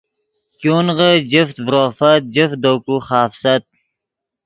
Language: Yidgha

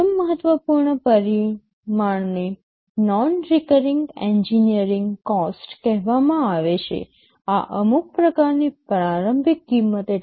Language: Gujarati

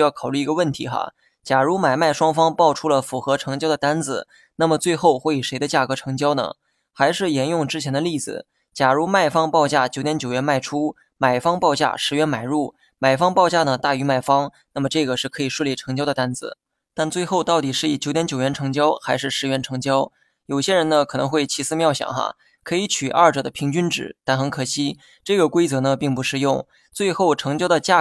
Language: Chinese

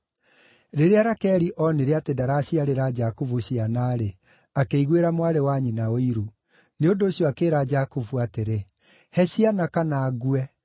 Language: Kikuyu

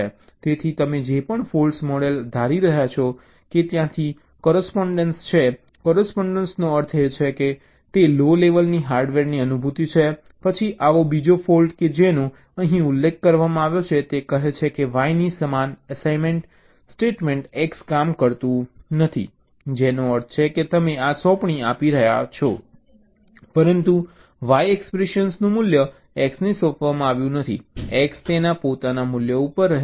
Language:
Gujarati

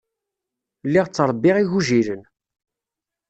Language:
Kabyle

